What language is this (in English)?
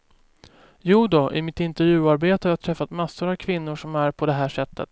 Swedish